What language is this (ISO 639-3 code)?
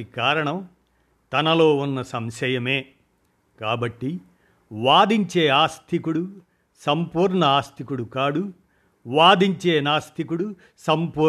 tel